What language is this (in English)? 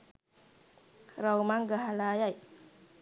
Sinhala